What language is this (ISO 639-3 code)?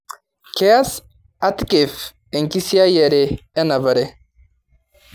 mas